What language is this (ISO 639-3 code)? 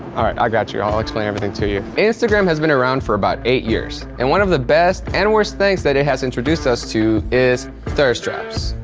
eng